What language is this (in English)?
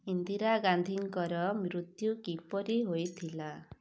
Odia